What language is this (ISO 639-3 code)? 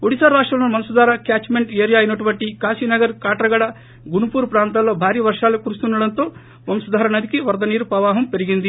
tel